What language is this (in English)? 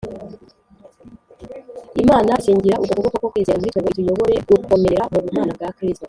Kinyarwanda